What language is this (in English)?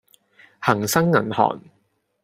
Cantonese